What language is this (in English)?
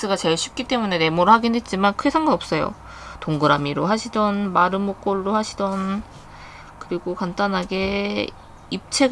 Korean